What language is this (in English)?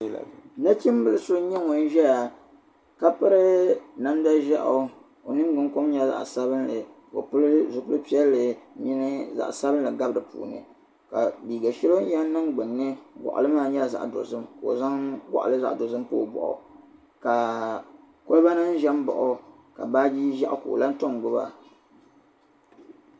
Dagbani